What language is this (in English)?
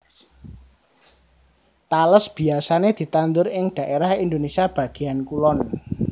Javanese